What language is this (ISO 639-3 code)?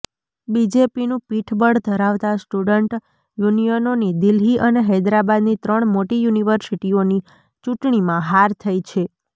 guj